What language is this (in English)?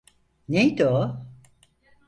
Turkish